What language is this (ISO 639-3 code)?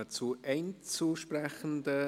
gsw